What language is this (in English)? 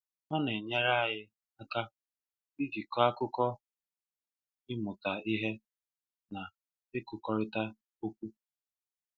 Igbo